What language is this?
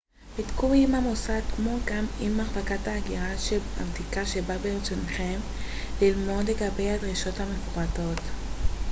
Hebrew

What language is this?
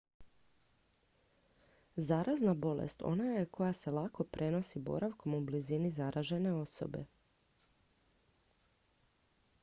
Croatian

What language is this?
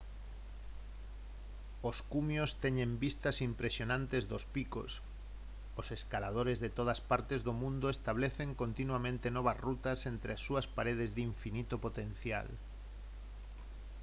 Galician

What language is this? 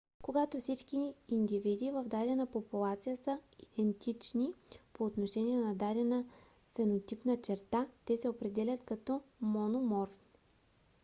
Bulgarian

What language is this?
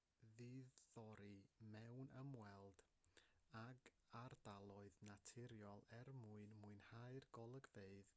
Welsh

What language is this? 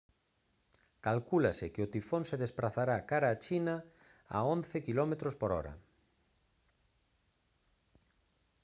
Galician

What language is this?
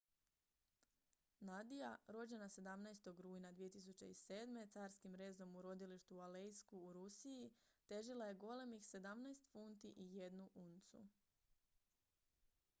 Croatian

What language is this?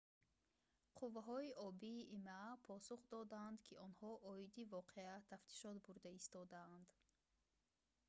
Tajik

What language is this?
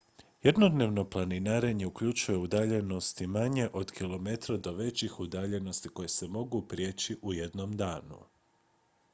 Croatian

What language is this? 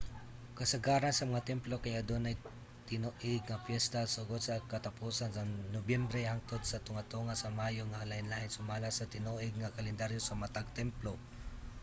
Cebuano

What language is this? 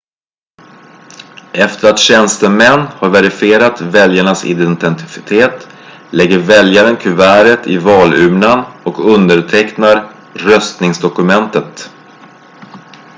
Swedish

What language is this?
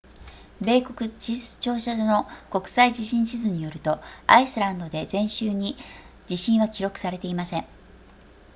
Japanese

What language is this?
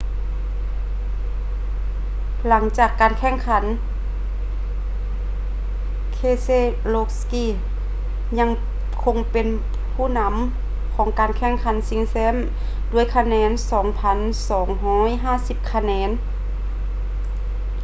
Lao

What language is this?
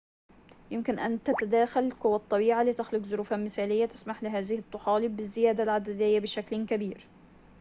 Arabic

